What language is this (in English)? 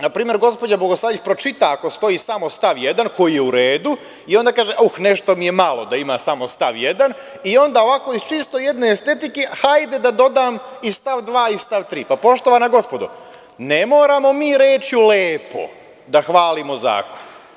Serbian